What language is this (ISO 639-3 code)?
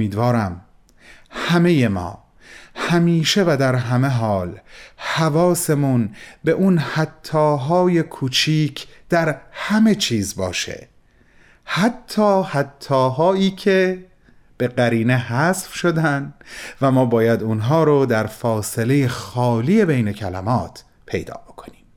fas